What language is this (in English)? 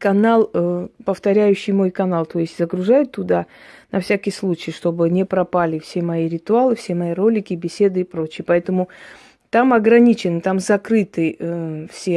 Russian